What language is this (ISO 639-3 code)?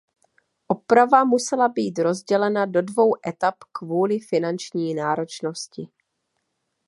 ces